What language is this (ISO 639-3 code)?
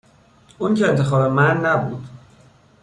fas